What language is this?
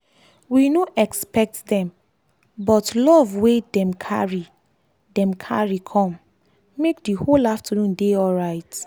Nigerian Pidgin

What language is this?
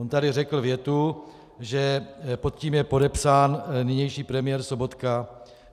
Czech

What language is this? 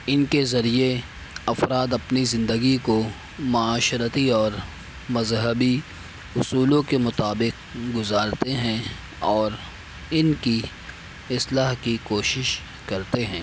Urdu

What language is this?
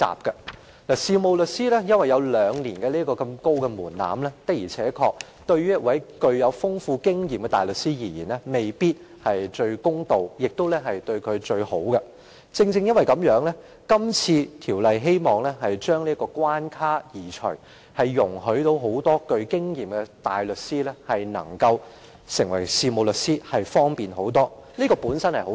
Cantonese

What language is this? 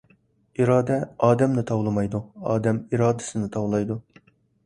Uyghur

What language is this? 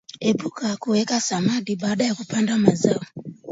Swahili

